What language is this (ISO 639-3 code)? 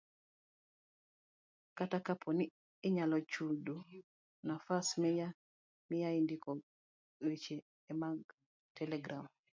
luo